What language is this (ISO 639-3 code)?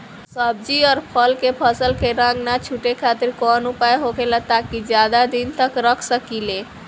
bho